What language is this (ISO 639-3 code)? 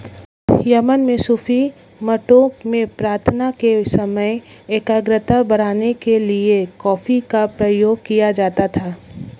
hin